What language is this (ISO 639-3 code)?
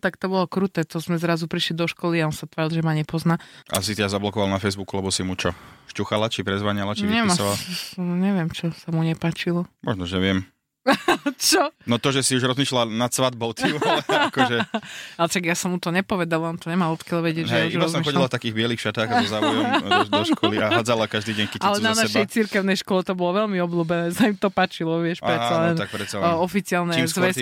slk